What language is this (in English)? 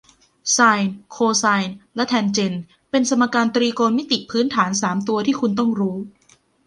Thai